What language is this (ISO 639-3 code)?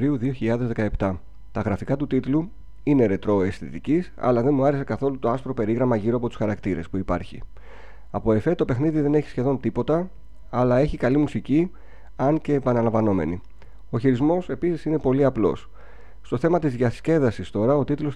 ell